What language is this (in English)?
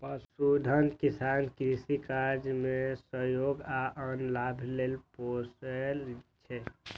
Maithili